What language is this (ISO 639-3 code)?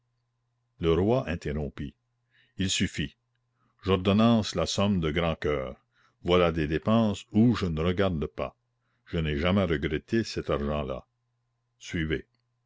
fra